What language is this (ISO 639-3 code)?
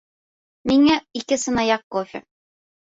bak